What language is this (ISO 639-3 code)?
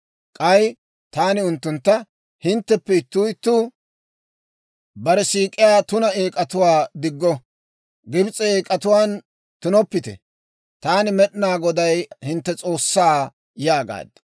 dwr